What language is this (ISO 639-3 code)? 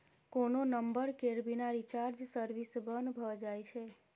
mai